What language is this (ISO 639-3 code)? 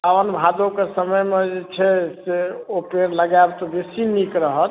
mai